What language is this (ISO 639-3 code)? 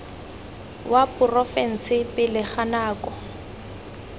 tsn